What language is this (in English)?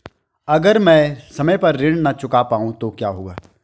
Hindi